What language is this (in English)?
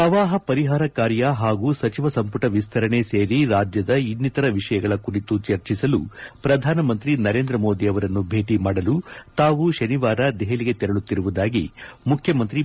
Kannada